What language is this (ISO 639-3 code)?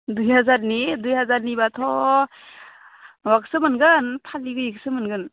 brx